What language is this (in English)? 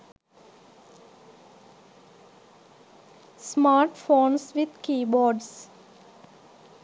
Sinhala